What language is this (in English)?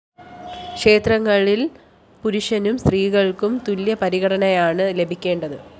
Malayalam